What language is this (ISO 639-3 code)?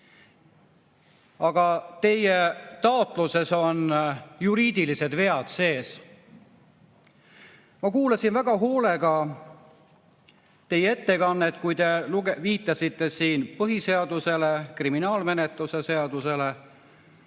est